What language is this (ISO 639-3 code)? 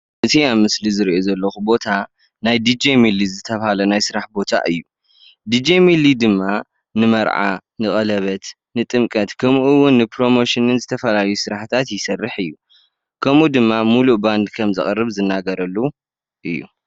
tir